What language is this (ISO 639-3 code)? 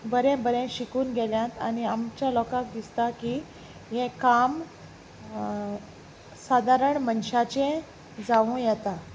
kok